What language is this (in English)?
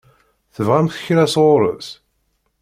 Kabyle